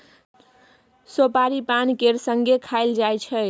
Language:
Maithili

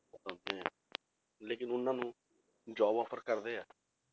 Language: Punjabi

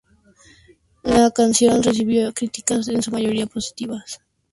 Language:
Spanish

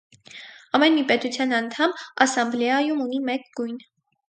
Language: Armenian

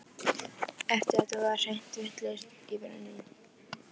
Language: Icelandic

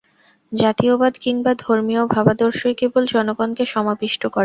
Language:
Bangla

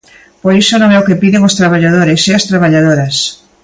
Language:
Galician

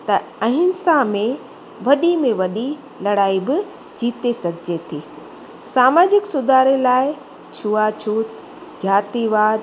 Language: Sindhi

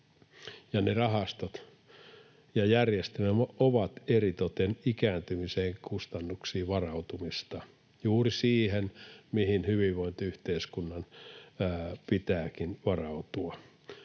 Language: Finnish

